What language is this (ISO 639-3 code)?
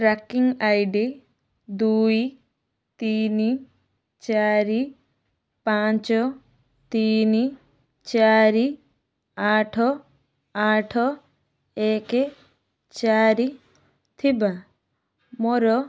ori